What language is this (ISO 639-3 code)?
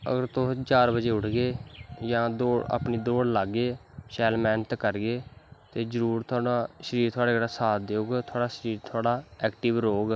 doi